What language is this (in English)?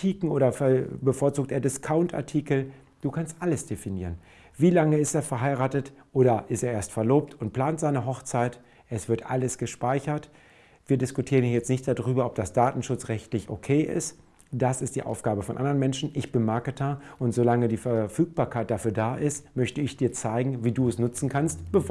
German